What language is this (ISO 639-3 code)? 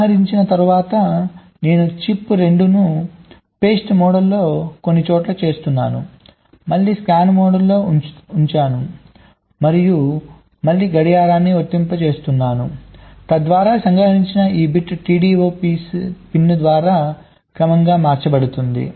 tel